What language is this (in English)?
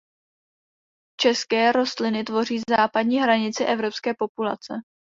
Czech